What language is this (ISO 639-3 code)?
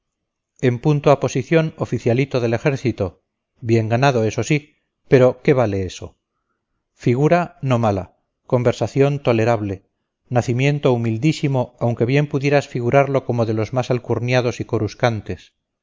spa